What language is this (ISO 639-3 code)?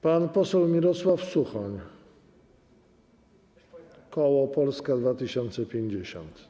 pol